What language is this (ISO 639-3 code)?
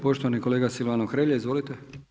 hrv